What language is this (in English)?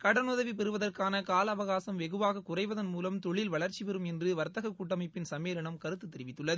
Tamil